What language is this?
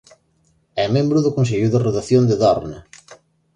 Galician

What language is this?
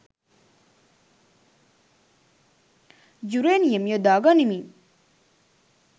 Sinhala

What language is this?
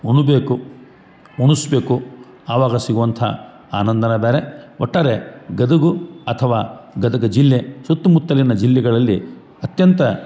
Kannada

